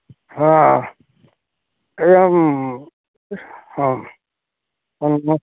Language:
Odia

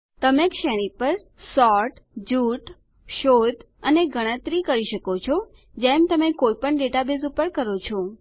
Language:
Gujarati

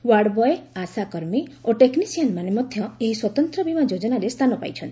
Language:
Odia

